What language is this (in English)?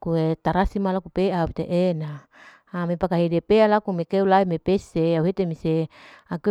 Larike-Wakasihu